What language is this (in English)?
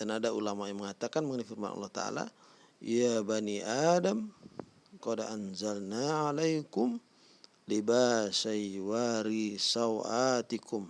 Indonesian